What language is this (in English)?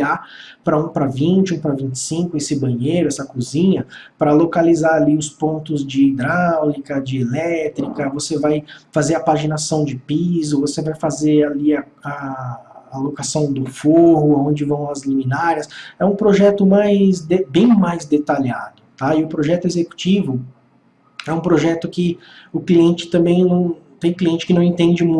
Portuguese